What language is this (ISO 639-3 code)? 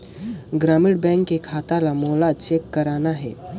hne